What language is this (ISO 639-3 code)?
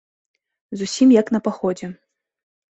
bel